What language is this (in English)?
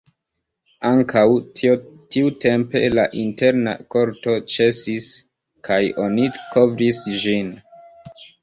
Esperanto